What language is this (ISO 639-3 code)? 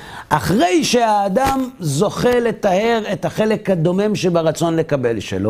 heb